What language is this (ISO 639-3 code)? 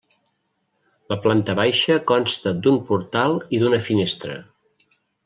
cat